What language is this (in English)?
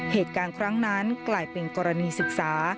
Thai